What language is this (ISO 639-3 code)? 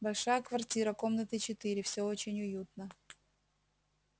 rus